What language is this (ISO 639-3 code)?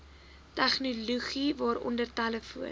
afr